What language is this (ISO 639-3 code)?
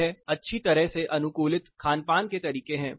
hin